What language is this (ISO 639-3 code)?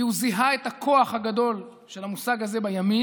heb